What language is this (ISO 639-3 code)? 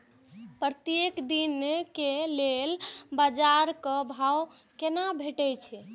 mai